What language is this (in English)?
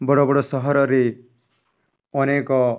Odia